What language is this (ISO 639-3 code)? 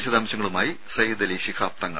mal